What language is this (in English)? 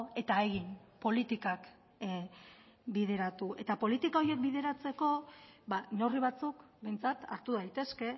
Basque